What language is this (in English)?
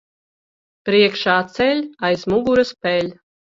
Latvian